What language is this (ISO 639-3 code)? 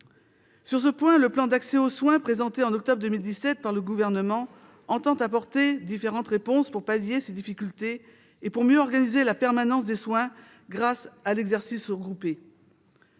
fra